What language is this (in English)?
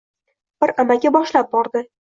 Uzbek